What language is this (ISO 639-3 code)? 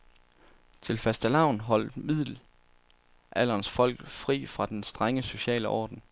dan